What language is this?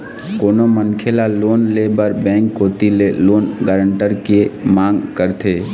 Chhattisgarhi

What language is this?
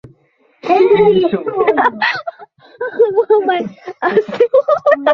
Bangla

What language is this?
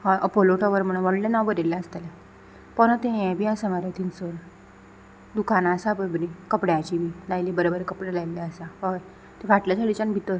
Konkani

